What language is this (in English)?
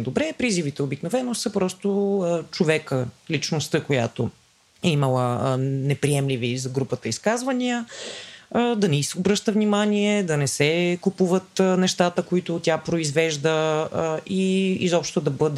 Bulgarian